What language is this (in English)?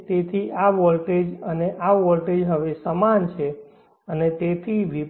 Gujarati